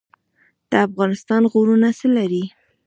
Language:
Pashto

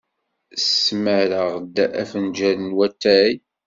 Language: Kabyle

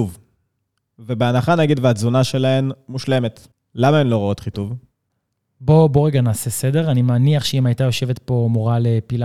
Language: Hebrew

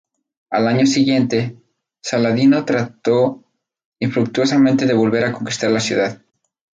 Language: Spanish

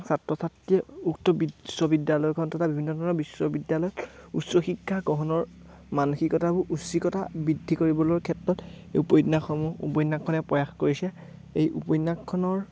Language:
Assamese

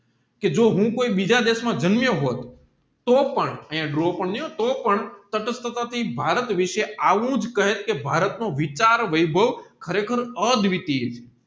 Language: Gujarati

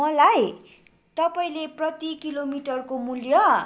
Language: Nepali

